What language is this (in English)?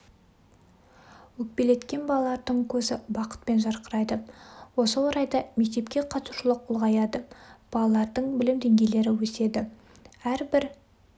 Kazakh